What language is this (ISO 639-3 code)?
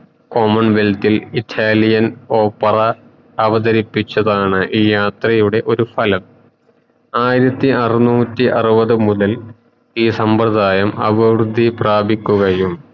mal